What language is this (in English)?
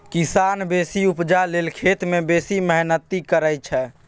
Maithili